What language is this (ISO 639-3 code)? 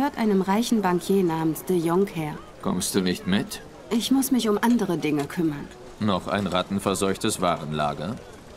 deu